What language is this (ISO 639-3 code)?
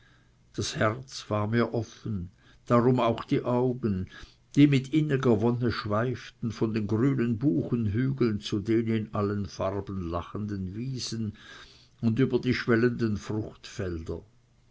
deu